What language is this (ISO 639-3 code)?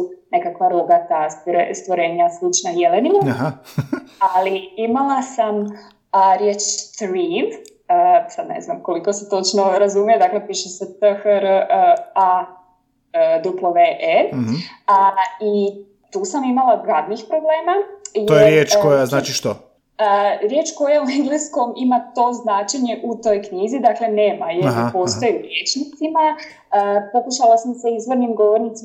hrv